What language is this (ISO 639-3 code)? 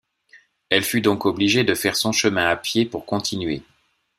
fra